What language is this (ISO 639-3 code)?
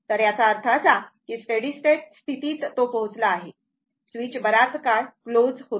mar